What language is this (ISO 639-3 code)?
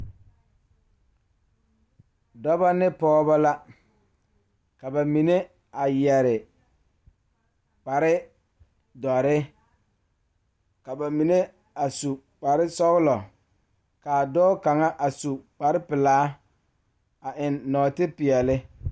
dga